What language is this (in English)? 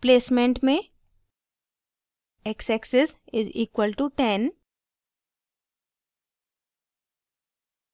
Hindi